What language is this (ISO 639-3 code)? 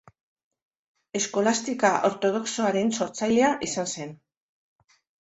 eus